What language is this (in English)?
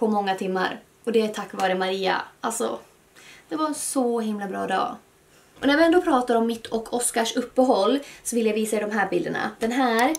Swedish